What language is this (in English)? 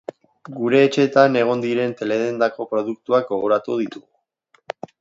Basque